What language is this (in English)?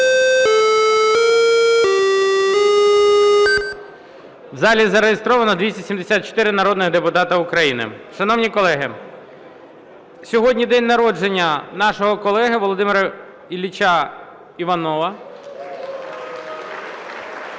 Ukrainian